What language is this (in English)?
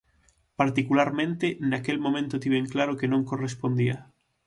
Galician